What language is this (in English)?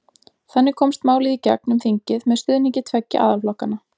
Icelandic